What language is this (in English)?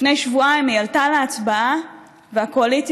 Hebrew